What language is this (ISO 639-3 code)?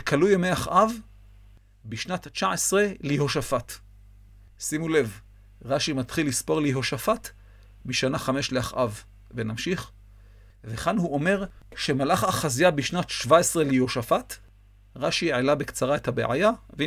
heb